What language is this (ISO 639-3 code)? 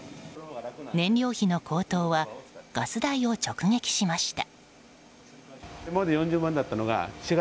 jpn